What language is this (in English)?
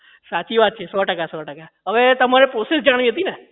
Gujarati